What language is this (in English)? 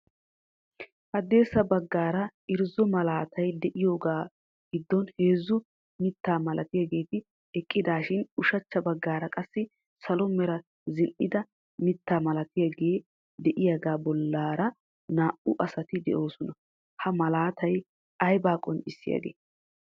Wolaytta